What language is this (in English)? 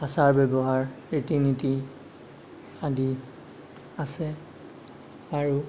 Assamese